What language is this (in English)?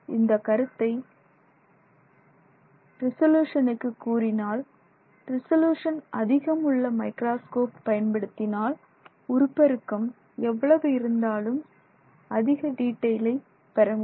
Tamil